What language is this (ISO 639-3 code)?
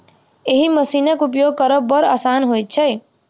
mai